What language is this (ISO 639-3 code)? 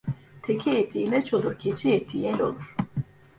tur